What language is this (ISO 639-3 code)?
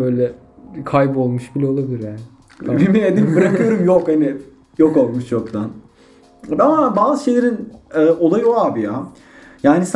tur